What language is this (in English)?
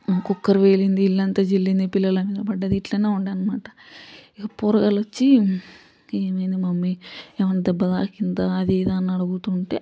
Telugu